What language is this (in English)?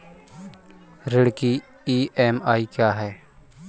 Hindi